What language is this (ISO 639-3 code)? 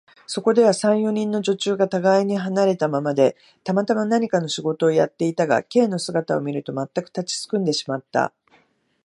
jpn